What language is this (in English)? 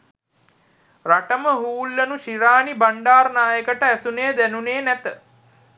Sinhala